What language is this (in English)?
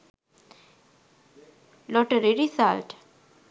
Sinhala